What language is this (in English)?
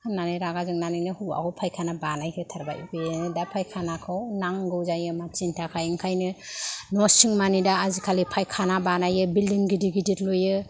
Bodo